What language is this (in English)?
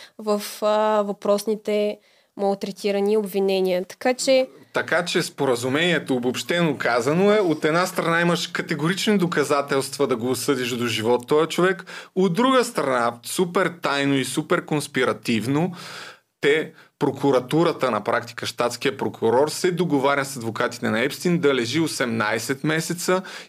Bulgarian